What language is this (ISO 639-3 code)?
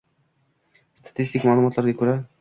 uzb